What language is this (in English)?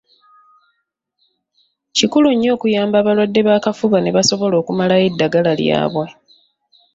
Ganda